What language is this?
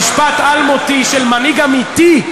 Hebrew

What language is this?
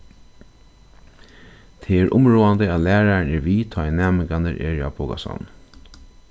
Faroese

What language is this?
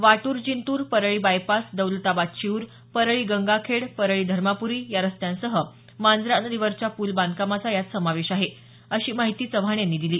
Marathi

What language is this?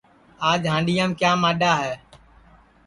Sansi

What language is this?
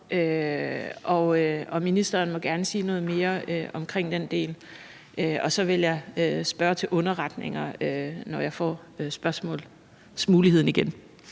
Danish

